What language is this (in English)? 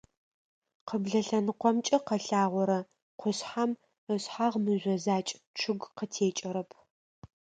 Adyghe